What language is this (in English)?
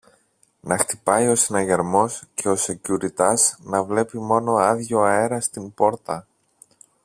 Greek